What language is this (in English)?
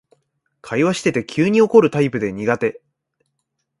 Japanese